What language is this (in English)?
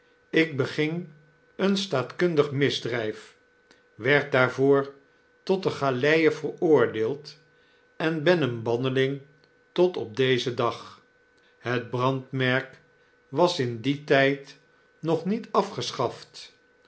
Dutch